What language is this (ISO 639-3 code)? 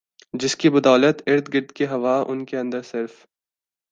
urd